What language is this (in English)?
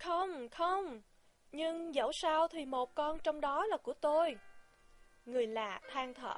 Vietnamese